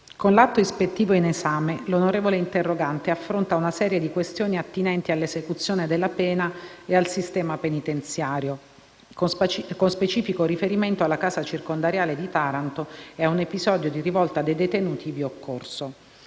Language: Italian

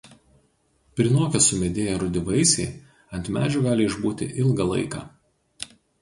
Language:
Lithuanian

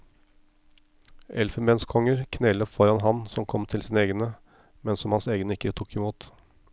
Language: Norwegian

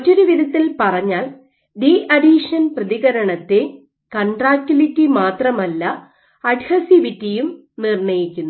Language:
Malayalam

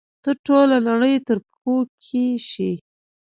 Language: Pashto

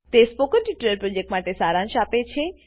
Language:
Gujarati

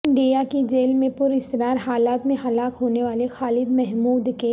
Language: Urdu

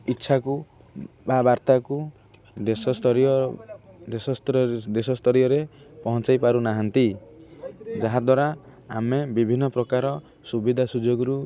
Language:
Odia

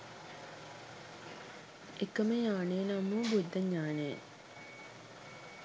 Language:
Sinhala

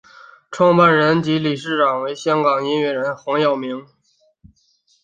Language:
Chinese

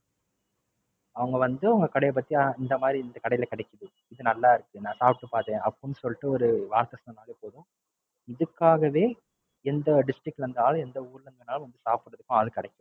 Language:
Tamil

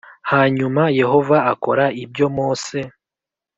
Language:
Kinyarwanda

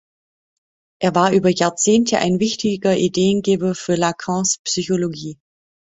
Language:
German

